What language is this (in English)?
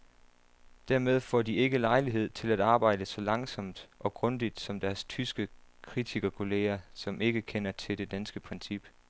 Danish